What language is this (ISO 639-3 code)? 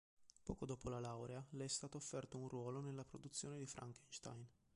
ita